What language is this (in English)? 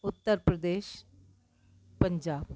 Sindhi